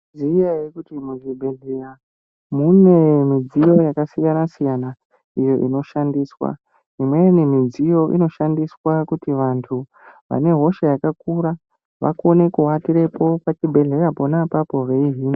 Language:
Ndau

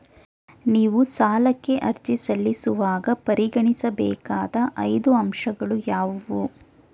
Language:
Kannada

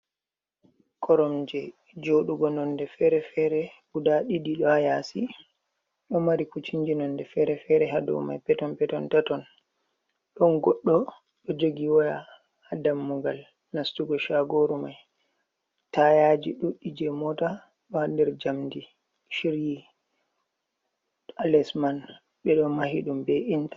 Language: Fula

